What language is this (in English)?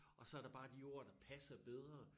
Danish